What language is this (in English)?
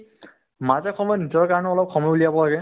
Assamese